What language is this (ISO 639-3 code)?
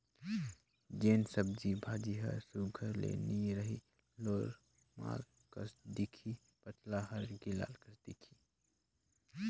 hne